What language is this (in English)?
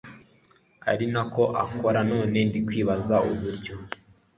Kinyarwanda